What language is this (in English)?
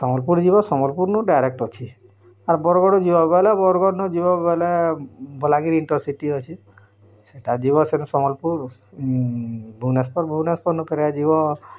Odia